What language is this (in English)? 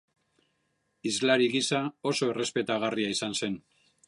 Basque